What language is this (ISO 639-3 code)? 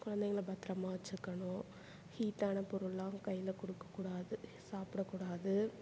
tam